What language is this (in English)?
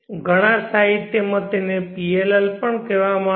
Gujarati